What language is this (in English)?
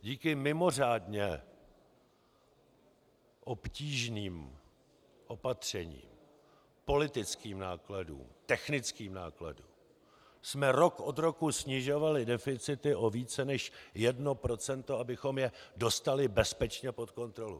Czech